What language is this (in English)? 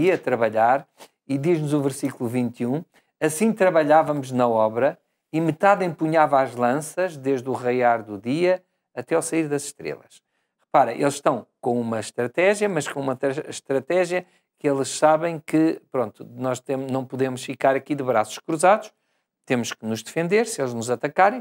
Portuguese